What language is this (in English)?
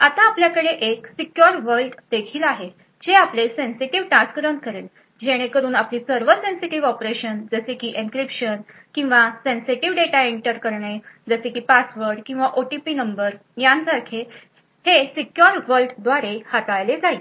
Marathi